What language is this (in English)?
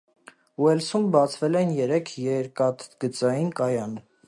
Armenian